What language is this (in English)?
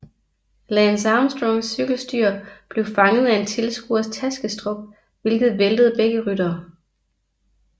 Danish